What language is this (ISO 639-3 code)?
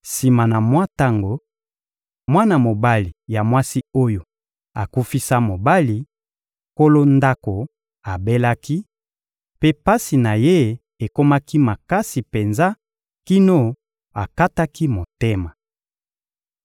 lin